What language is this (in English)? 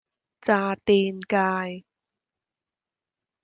Cantonese